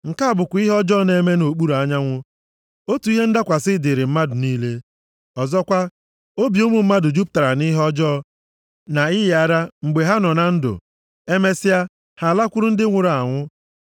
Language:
Igbo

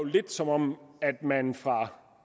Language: Danish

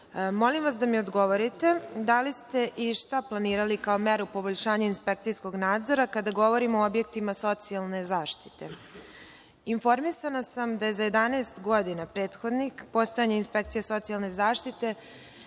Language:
Serbian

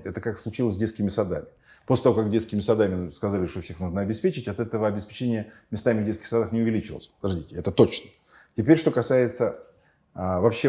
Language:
Russian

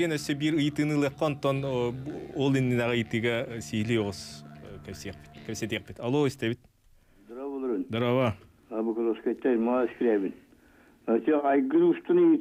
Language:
Turkish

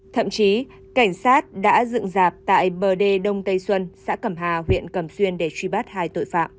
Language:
Vietnamese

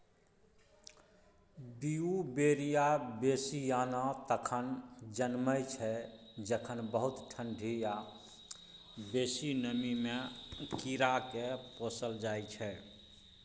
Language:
Maithili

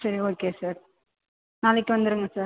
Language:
Tamil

